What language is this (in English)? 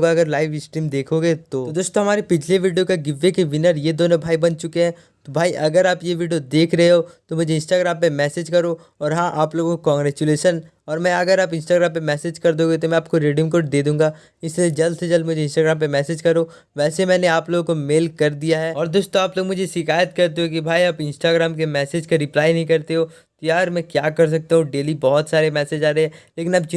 Hindi